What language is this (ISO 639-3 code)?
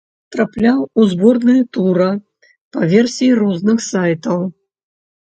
bel